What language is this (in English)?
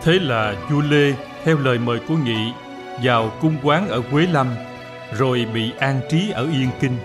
Vietnamese